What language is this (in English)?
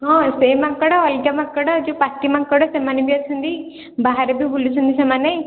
Odia